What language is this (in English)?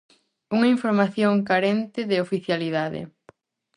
Galician